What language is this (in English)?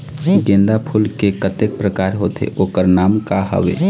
Chhattisgarhi